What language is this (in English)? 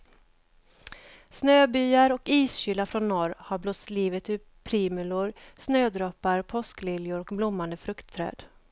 Swedish